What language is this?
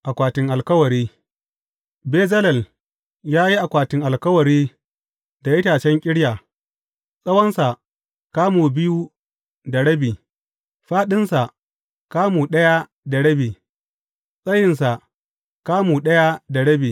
Hausa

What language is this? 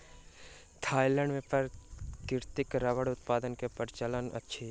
Maithili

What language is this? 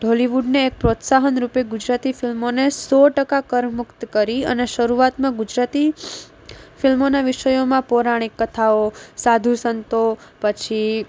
Gujarati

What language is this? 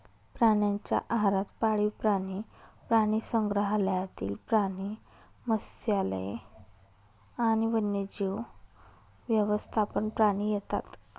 Marathi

